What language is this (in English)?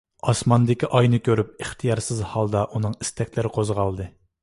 Uyghur